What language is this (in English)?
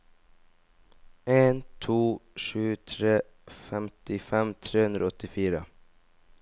Norwegian